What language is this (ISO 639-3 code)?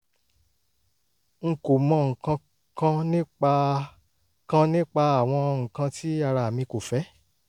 yor